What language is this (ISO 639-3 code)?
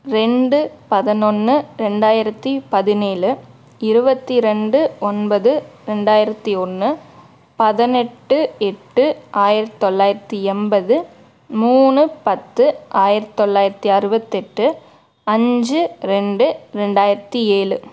tam